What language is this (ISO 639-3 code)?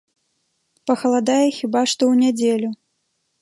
bel